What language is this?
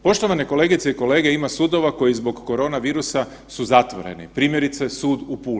Croatian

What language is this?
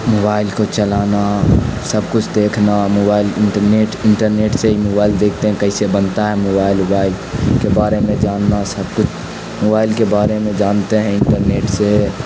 Urdu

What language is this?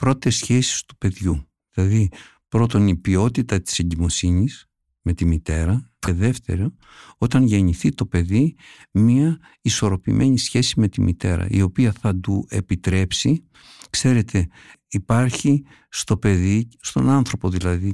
Greek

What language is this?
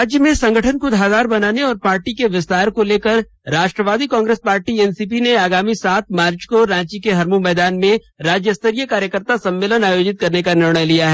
Hindi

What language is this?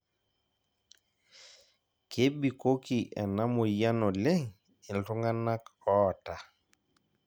Masai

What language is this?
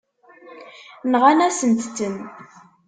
Kabyle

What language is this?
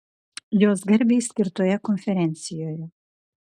Lithuanian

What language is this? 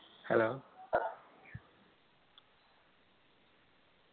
Malayalam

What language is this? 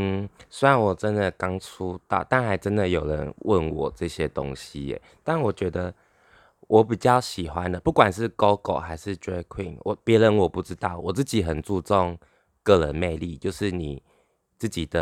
Chinese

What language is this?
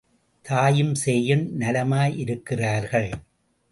Tamil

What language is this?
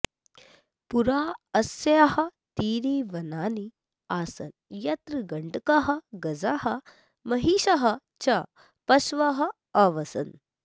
Sanskrit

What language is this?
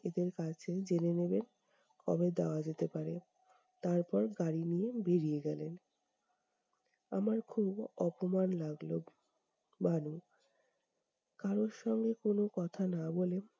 Bangla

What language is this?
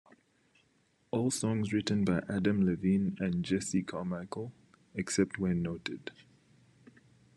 English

